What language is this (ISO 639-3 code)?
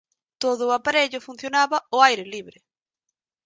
glg